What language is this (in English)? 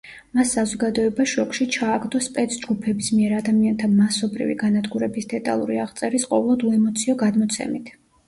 Georgian